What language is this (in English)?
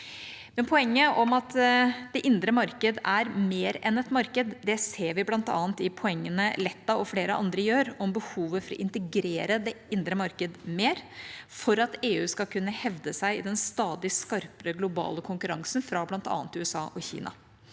Norwegian